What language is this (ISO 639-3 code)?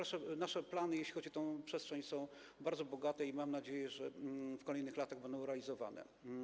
pol